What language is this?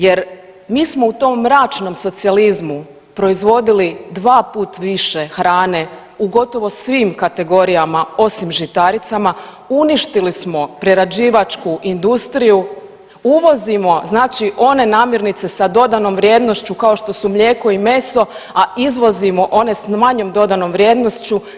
Croatian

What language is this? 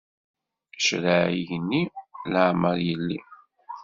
Kabyle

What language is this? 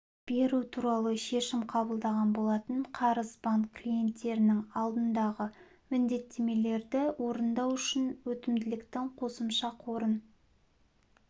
Kazakh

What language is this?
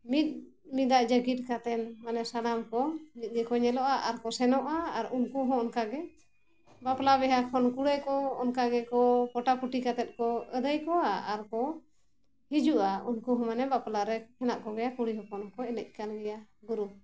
Santali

